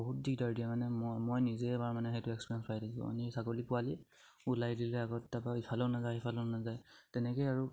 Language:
Assamese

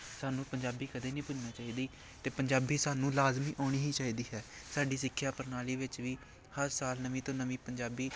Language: Punjabi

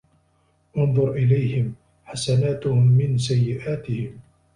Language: Arabic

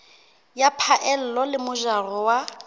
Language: Southern Sotho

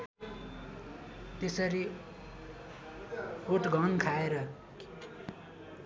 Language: Nepali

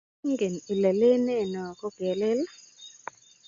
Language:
Kalenjin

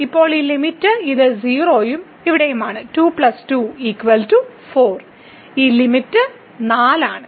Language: Malayalam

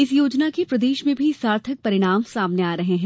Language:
Hindi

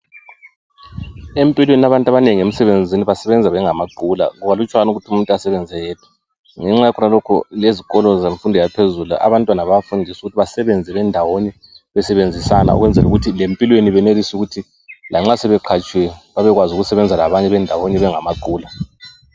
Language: North Ndebele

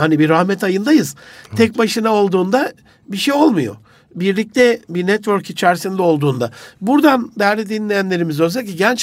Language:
Turkish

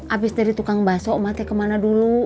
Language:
Indonesian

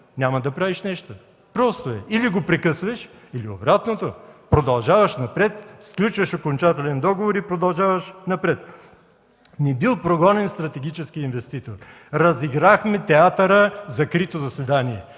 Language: Bulgarian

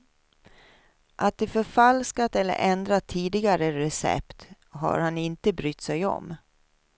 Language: Swedish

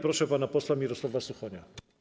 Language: Polish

